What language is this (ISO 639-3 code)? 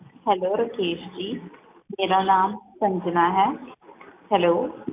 pan